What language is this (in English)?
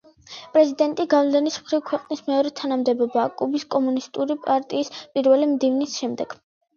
Georgian